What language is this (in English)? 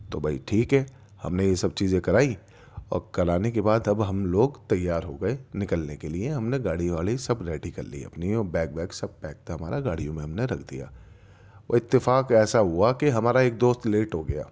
Urdu